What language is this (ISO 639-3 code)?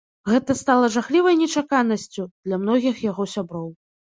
bel